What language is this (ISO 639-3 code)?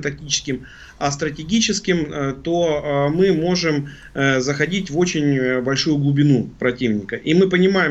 rus